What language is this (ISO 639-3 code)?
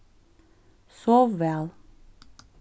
fao